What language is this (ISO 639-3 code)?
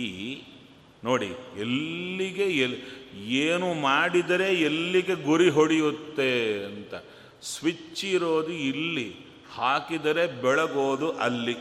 kan